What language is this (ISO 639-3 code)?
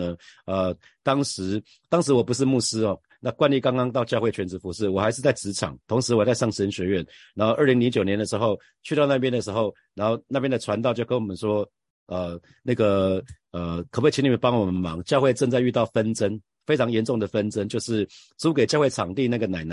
zho